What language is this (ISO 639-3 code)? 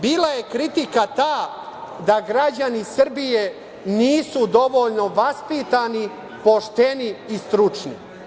srp